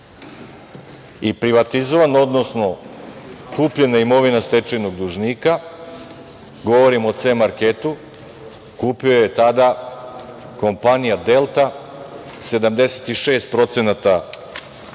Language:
Serbian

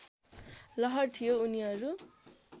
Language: Nepali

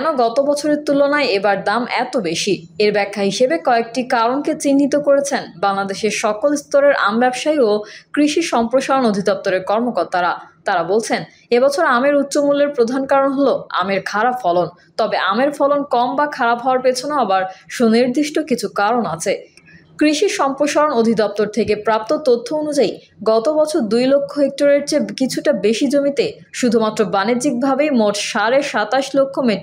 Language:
Bangla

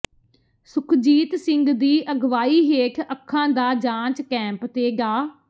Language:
Punjabi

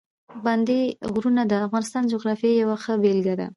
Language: Pashto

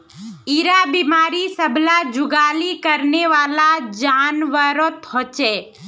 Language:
Magahi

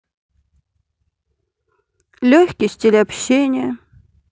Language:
Russian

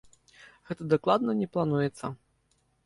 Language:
Belarusian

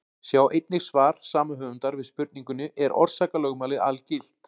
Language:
Icelandic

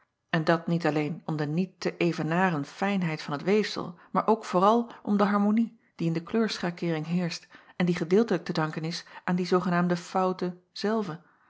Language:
Dutch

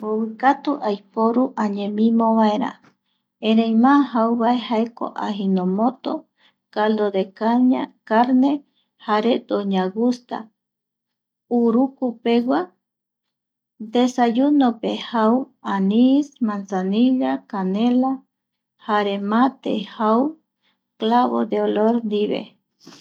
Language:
Eastern Bolivian Guaraní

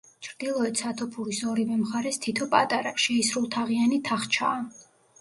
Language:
Georgian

